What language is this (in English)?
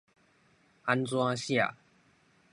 Min Nan Chinese